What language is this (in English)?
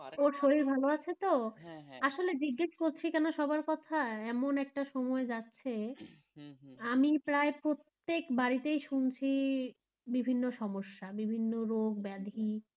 Bangla